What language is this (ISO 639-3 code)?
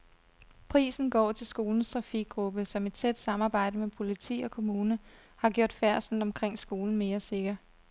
dan